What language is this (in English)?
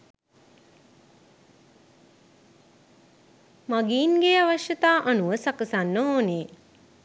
Sinhala